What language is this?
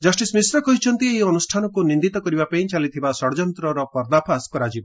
Odia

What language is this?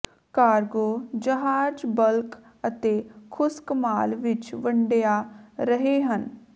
Punjabi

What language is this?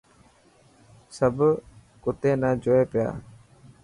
Dhatki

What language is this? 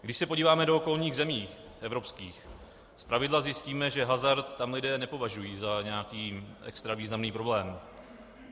Czech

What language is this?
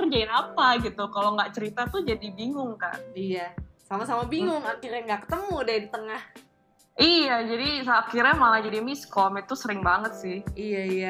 Indonesian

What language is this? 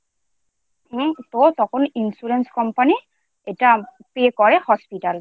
Bangla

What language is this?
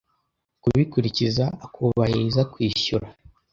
Kinyarwanda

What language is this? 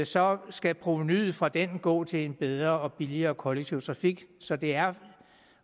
Danish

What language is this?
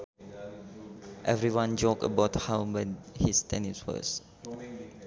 Sundanese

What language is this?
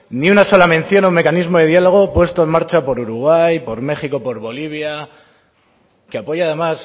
Spanish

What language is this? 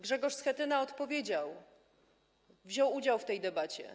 Polish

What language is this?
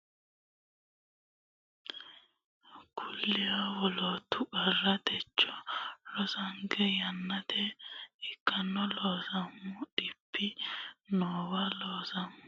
Sidamo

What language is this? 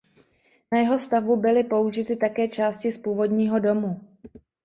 Czech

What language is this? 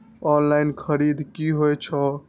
Maithili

